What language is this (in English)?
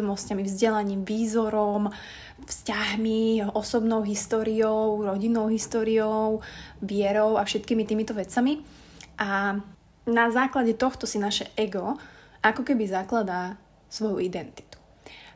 Slovak